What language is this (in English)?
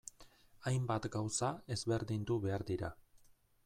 Basque